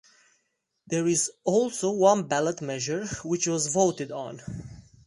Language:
English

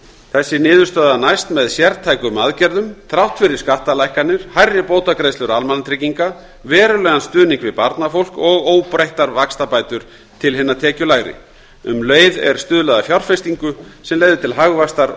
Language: Icelandic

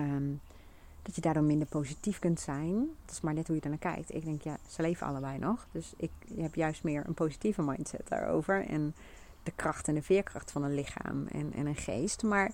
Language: Dutch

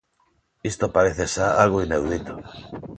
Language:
Galician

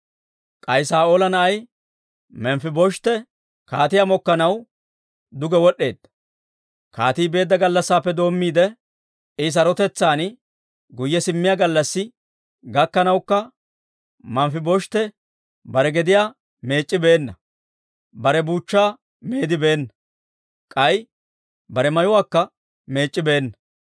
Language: Dawro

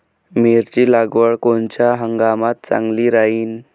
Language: Marathi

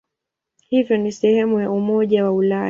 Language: Swahili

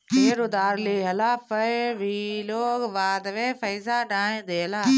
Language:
Bhojpuri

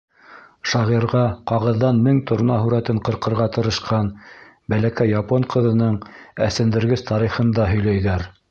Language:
Bashkir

